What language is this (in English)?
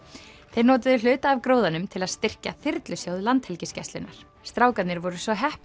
Icelandic